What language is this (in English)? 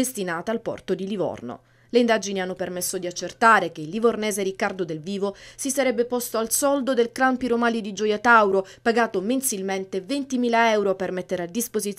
Italian